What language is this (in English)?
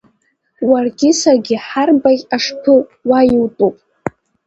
Abkhazian